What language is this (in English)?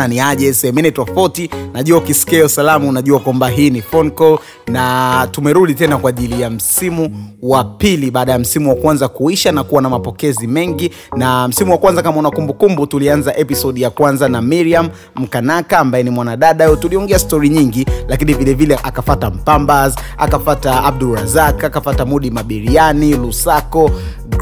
Swahili